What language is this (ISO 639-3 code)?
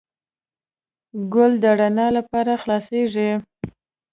pus